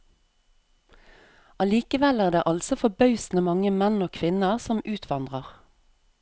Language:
Norwegian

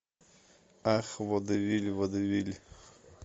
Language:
Russian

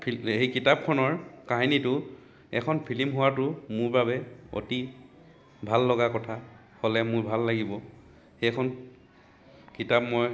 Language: Assamese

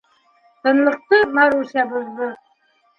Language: Bashkir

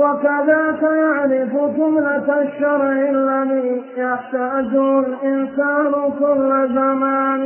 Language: Arabic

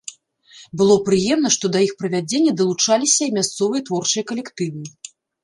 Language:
Belarusian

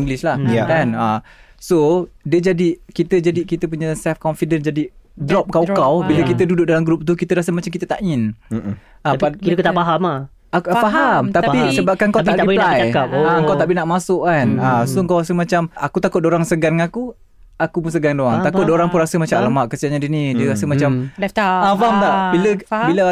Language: Malay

